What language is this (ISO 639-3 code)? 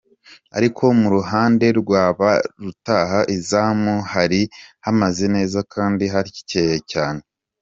kin